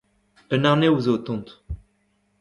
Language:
Breton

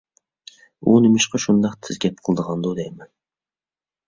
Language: Uyghur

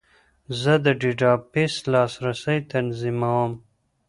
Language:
Pashto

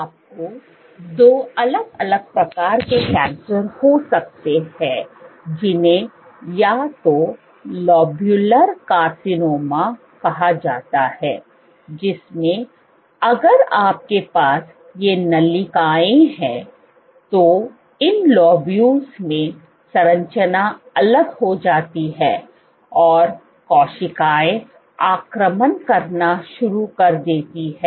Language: Hindi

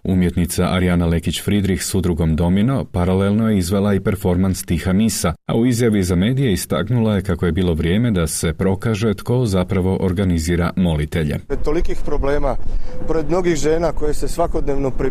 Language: Croatian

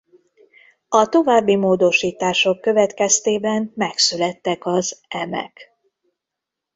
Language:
Hungarian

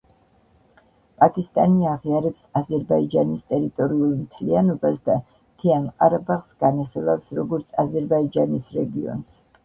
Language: Georgian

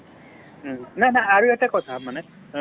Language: Assamese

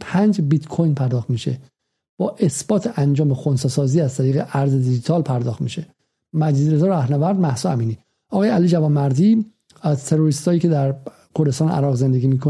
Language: Persian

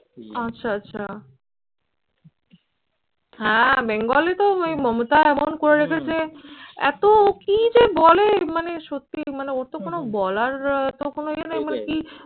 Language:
Bangla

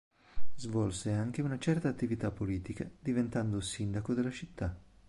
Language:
Italian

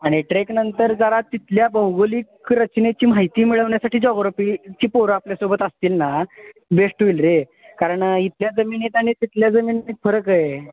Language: Marathi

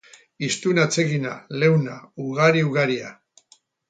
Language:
Basque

